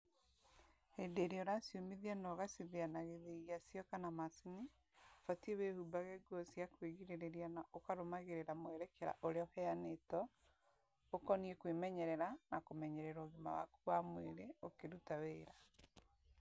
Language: Kikuyu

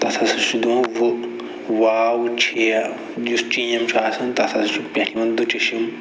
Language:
Kashmiri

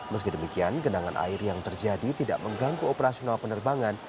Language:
Indonesian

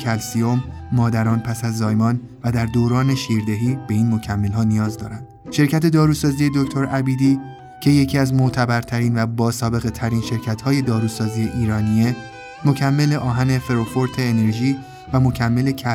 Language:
Persian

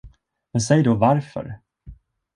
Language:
Swedish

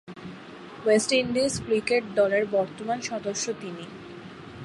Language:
Bangla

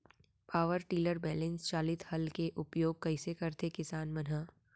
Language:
Chhattisgarhi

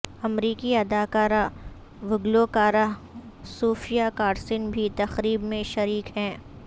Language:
Urdu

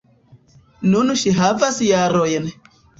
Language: Esperanto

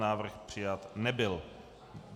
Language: Czech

